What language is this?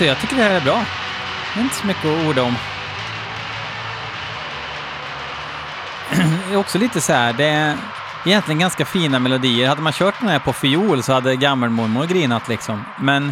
Swedish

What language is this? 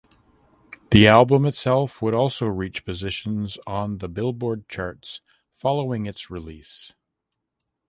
English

